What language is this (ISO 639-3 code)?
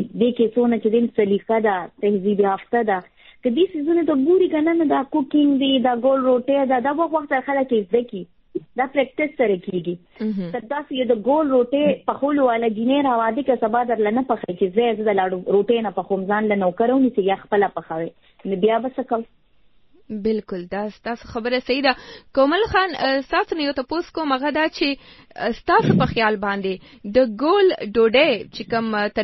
urd